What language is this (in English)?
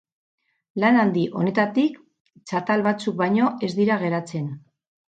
Basque